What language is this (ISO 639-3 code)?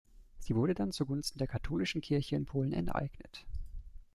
deu